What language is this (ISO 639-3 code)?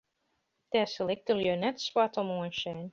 fry